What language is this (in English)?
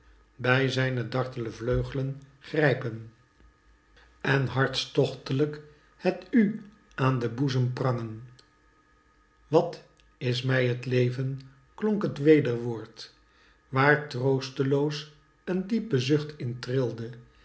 Dutch